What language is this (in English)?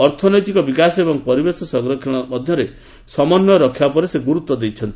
Odia